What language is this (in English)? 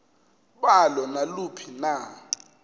Xhosa